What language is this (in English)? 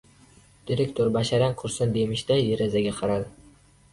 Uzbek